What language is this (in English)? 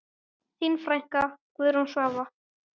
Icelandic